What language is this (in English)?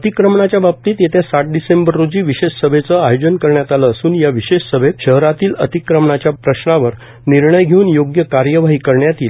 Marathi